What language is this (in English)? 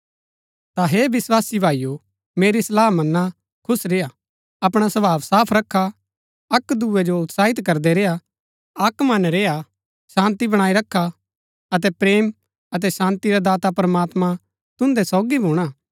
Gaddi